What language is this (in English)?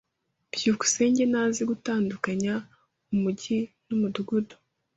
Kinyarwanda